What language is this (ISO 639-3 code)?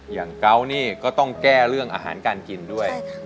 tha